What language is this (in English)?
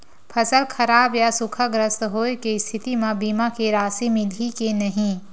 Chhattisgarhi